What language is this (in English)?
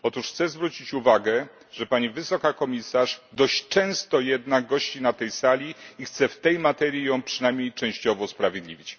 Polish